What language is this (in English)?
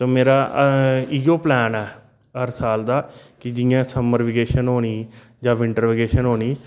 Dogri